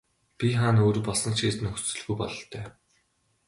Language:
Mongolian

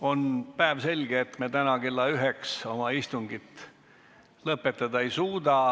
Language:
Estonian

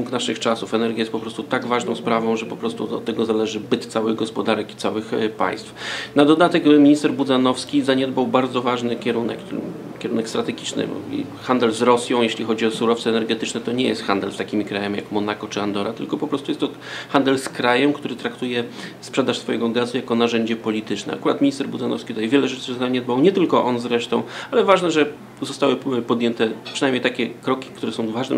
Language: Polish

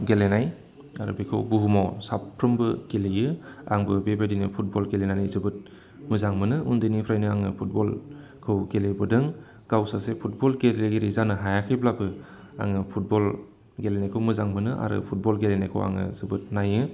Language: Bodo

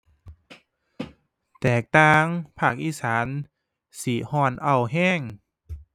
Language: Thai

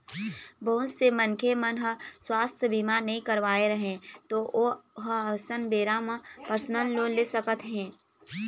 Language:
Chhattisgarhi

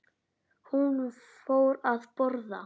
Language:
Icelandic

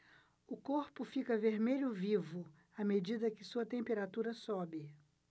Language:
Portuguese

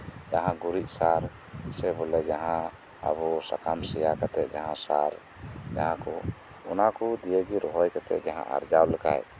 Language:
Santali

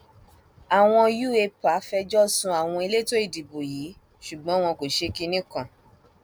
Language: Yoruba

